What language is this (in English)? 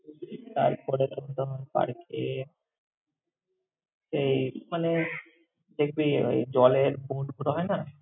Bangla